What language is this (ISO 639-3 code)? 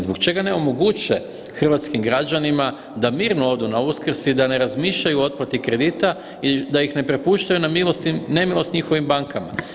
hrv